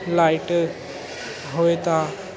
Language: Punjabi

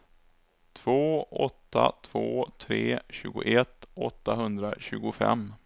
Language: Swedish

